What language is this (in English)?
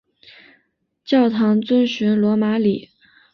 Chinese